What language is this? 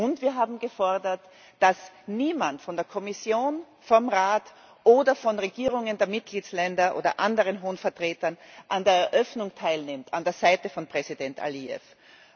German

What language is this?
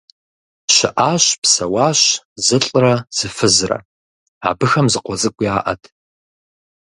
Kabardian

